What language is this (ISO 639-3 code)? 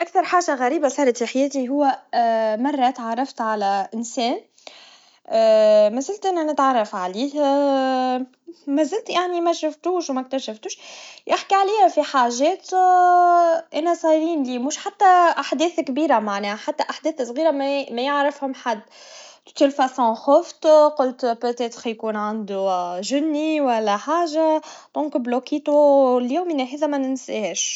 aeb